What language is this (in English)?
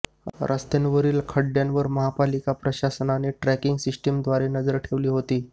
Marathi